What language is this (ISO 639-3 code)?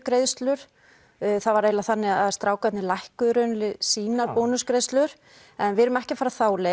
isl